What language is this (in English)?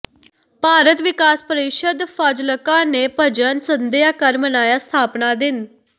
Punjabi